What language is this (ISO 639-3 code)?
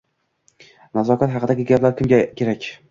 uzb